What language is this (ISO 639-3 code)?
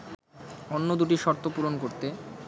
ben